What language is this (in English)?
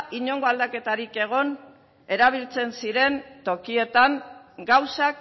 Basque